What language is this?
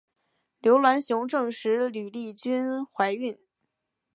Chinese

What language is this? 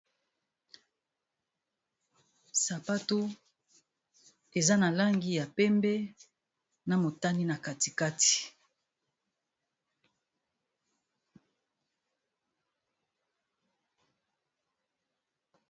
Lingala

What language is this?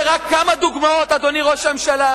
Hebrew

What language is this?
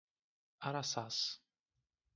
Portuguese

